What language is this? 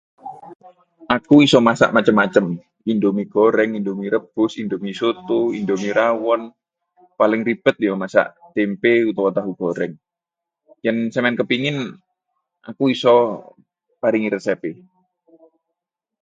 Javanese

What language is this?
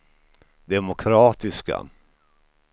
Swedish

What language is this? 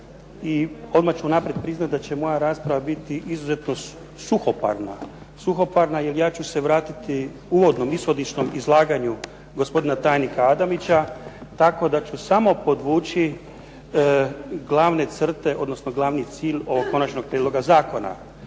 Croatian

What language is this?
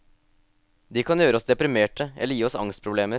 Norwegian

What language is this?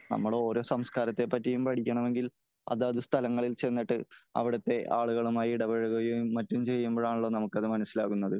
Malayalam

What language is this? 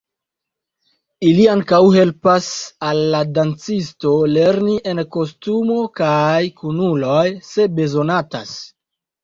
Esperanto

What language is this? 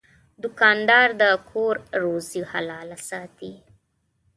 Pashto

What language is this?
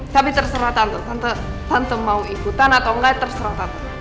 Indonesian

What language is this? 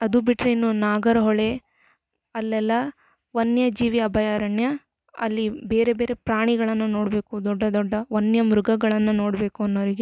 Kannada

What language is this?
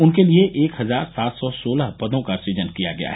Hindi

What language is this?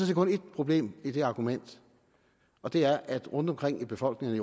Danish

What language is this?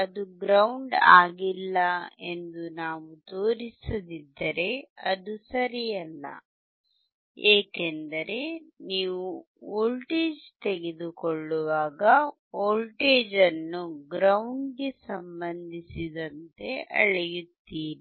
Kannada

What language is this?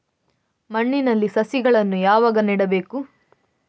Kannada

